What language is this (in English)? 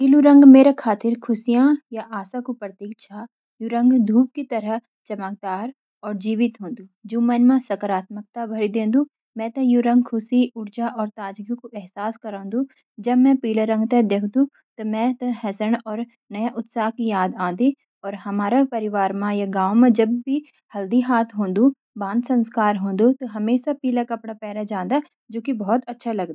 Garhwali